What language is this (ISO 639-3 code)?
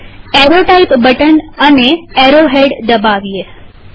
guj